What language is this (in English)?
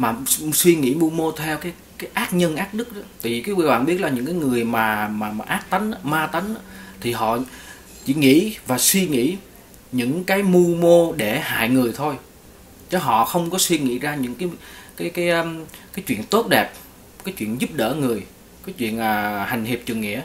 Vietnamese